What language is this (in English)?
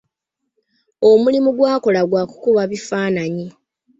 Ganda